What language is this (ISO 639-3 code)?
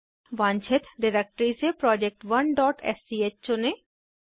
hin